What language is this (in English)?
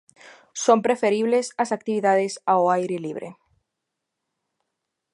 Galician